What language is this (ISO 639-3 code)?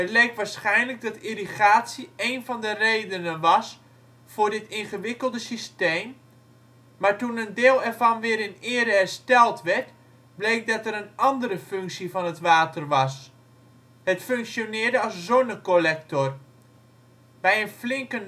nld